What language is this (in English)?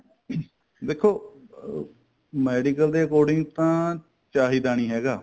Punjabi